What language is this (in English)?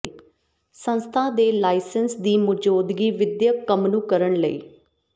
Punjabi